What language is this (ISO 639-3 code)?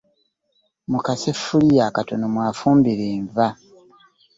lug